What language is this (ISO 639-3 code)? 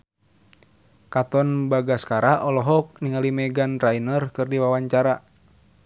sun